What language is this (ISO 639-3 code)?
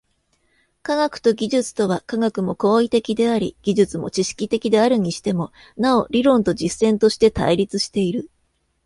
jpn